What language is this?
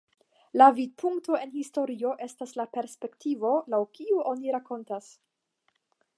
Esperanto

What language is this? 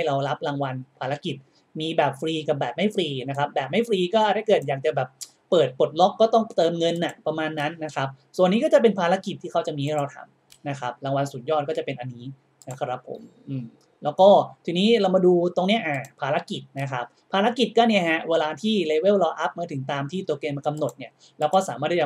Thai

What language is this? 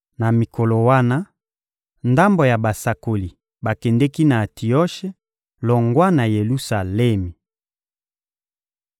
Lingala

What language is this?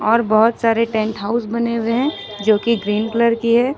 Hindi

